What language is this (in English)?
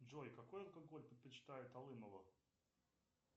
Russian